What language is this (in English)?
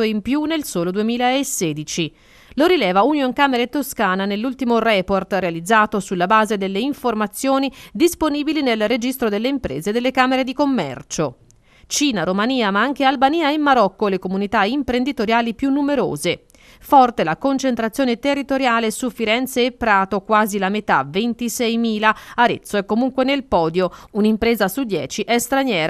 Italian